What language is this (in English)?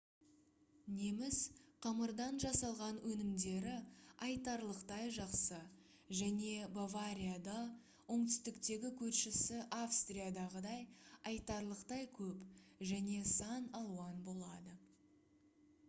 Kazakh